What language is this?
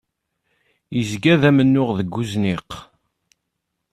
Kabyle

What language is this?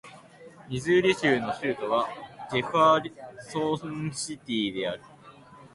Japanese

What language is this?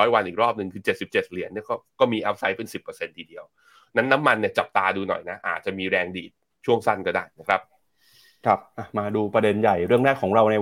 Thai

